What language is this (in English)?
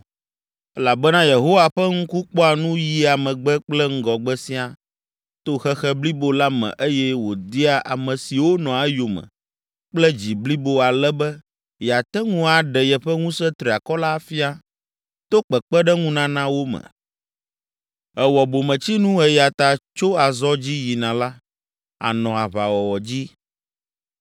Ewe